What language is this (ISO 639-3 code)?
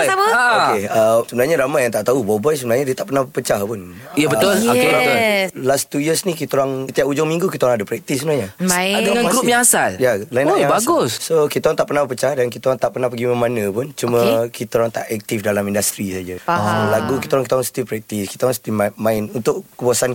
msa